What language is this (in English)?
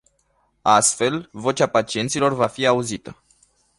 Romanian